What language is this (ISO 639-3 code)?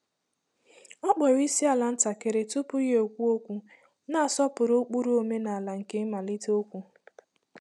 ibo